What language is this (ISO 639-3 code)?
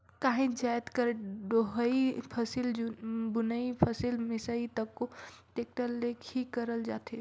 hne